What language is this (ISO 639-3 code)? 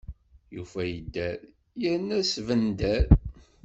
kab